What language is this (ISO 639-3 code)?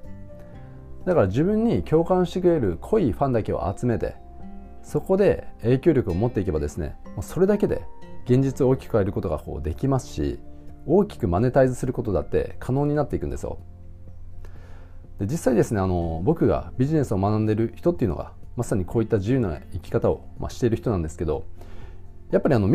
jpn